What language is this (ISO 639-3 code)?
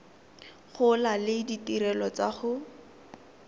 tsn